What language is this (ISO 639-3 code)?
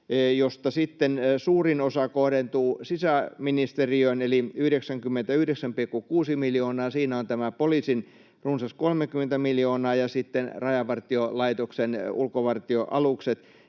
fin